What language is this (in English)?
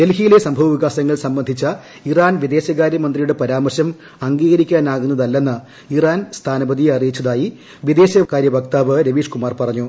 Malayalam